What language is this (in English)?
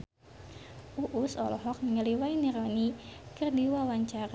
Sundanese